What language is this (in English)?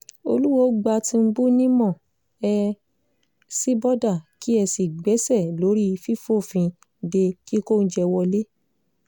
Yoruba